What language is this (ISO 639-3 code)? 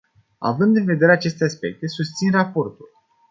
ron